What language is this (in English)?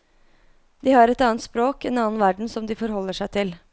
Norwegian